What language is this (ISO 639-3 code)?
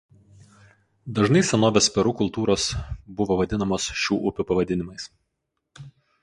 lit